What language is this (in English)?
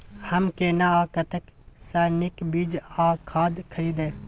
Maithili